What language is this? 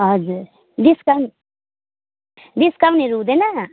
Nepali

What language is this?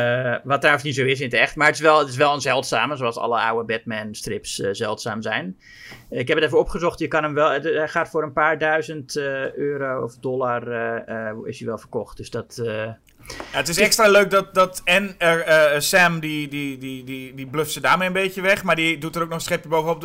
Dutch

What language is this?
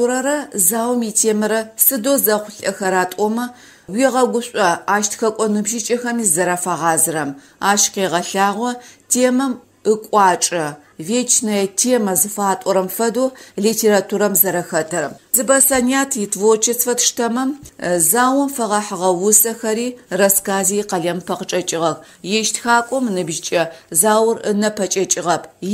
Polish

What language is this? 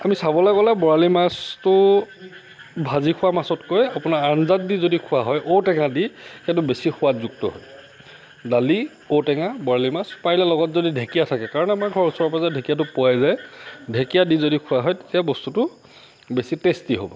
Assamese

